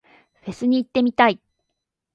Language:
Japanese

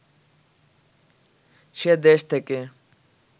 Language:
Bangla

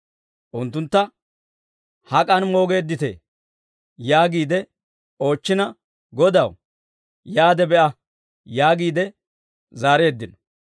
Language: Dawro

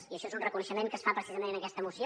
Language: Catalan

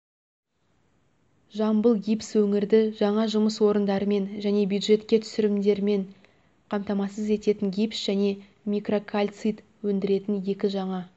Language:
Kazakh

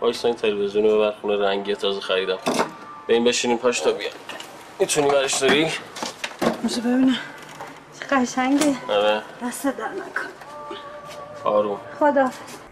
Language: Persian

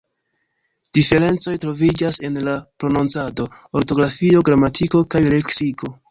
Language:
Esperanto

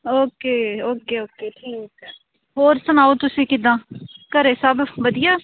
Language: Punjabi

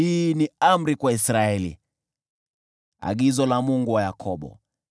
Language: Swahili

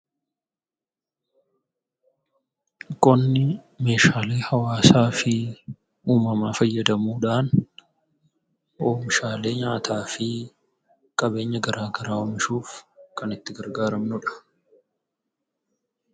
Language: Oromo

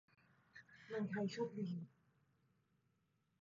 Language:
Thai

